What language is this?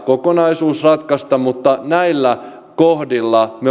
Finnish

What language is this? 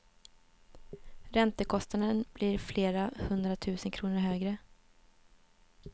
Swedish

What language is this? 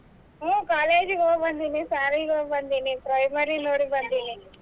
Kannada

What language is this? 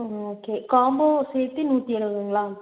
Tamil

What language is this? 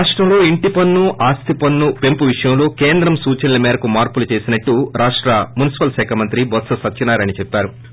Telugu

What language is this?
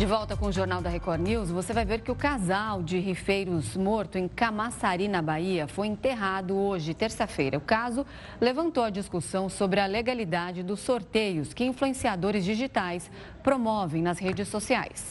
Portuguese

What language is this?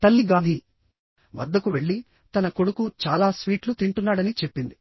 Telugu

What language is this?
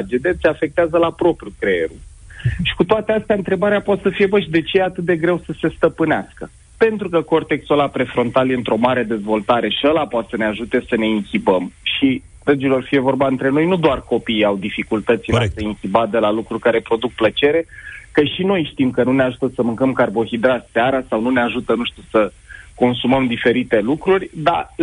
Romanian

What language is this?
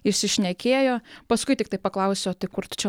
Lithuanian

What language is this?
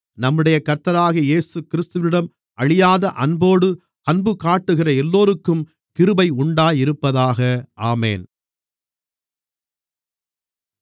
Tamil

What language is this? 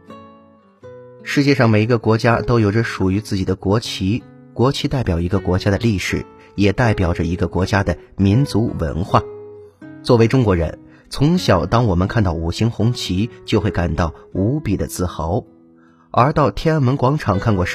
Chinese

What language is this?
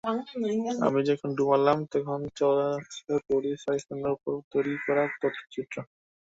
Bangla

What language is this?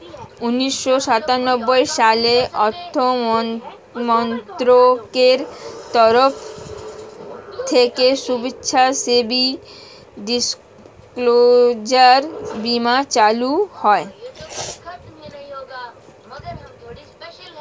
Bangla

